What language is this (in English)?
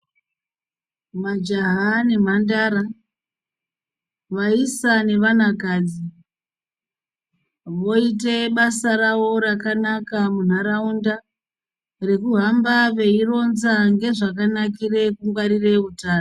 Ndau